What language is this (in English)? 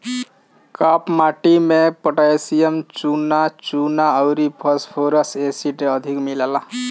Bhojpuri